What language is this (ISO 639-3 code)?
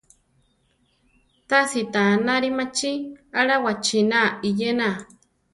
tar